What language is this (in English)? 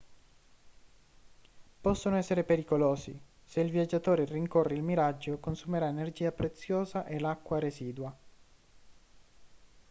Italian